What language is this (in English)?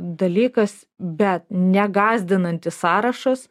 Lithuanian